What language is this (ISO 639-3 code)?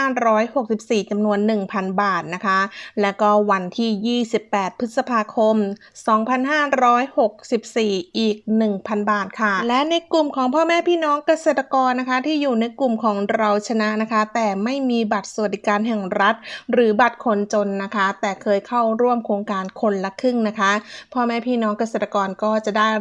tha